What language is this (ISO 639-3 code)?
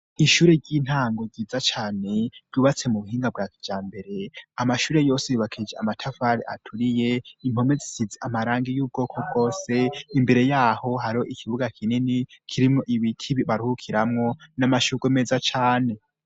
run